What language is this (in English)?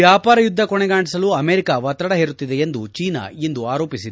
Kannada